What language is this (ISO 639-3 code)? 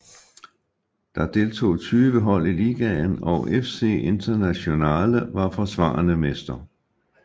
dan